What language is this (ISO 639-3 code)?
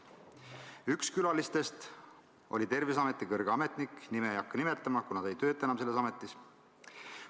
est